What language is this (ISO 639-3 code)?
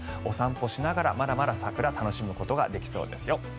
jpn